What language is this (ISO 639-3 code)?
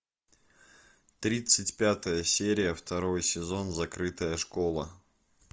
rus